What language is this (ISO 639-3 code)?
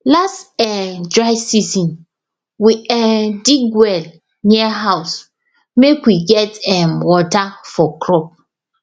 pcm